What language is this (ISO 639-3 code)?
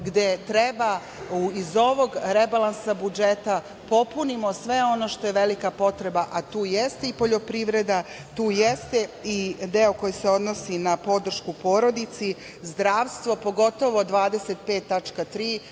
srp